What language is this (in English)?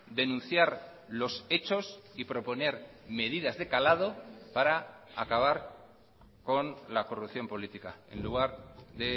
Spanish